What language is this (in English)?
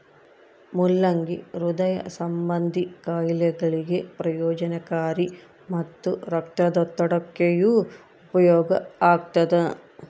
Kannada